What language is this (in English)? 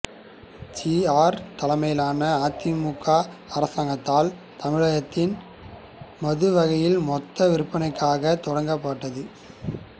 Tamil